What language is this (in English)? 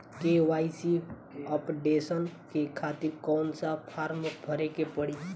Bhojpuri